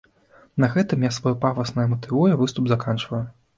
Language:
Belarusian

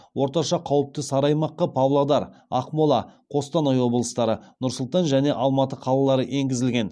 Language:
Kazakh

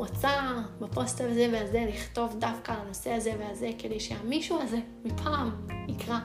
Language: Hebrew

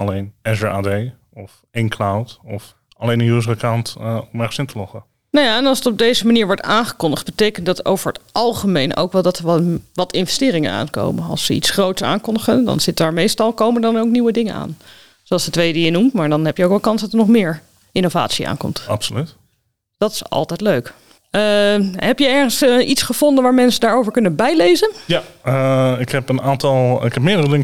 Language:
Dutch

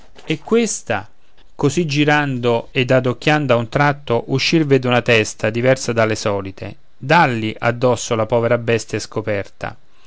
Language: Italian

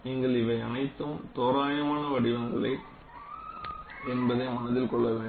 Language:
Tamil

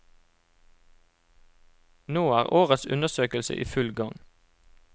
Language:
Norwegian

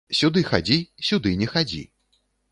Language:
Belarusian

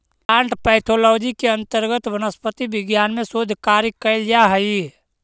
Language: Magahi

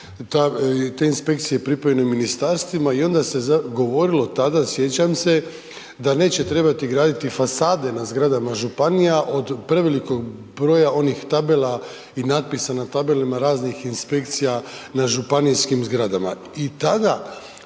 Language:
Croatian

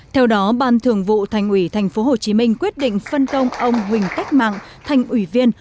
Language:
Vietnamese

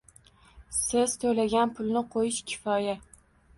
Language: Uzbek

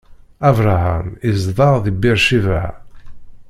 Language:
Kabyle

